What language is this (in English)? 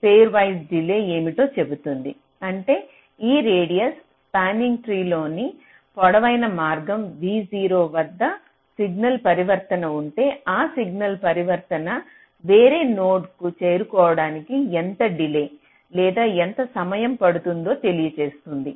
Telugu